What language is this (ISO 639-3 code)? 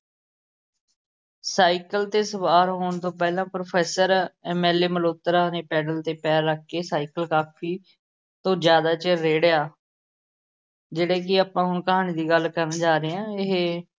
pan